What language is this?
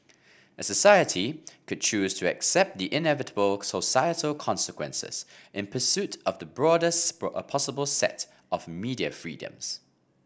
English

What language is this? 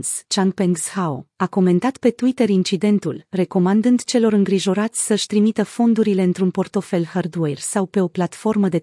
Romanian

